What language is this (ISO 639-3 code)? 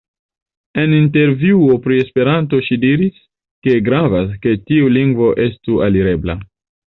epo